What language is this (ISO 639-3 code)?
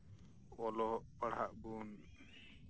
sat